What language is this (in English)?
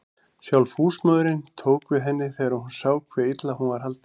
Icelandic